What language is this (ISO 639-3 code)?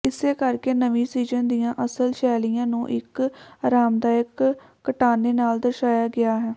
pan